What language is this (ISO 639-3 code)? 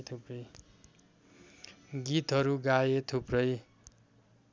nep